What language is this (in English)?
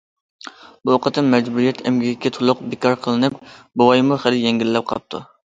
Uyghur